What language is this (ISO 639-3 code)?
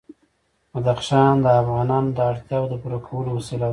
pus